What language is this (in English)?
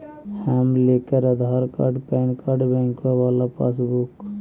Magahi